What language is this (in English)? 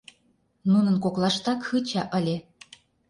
Mari